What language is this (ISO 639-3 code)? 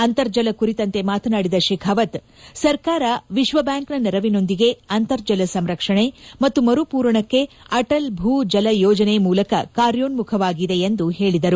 kan